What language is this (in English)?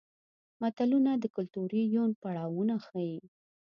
Pashto